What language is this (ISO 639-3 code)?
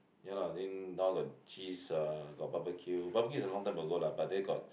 eng